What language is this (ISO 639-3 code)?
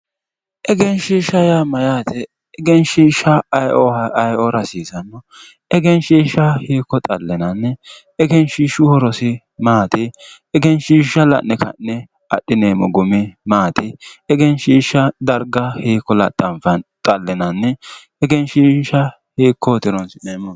sid